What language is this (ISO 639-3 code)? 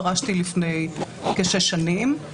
heb